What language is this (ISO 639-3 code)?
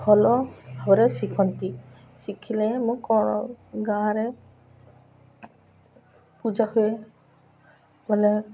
ori